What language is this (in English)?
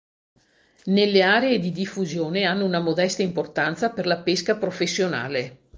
Italian